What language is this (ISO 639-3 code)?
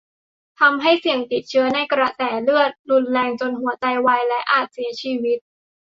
tha